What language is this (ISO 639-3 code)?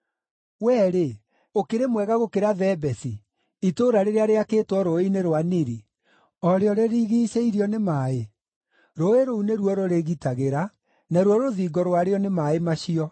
kik